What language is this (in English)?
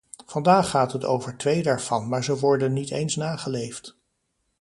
Dutch